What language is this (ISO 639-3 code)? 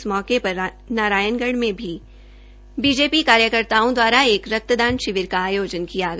hin